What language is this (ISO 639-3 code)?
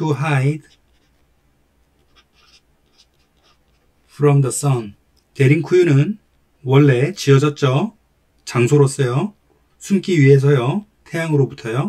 kor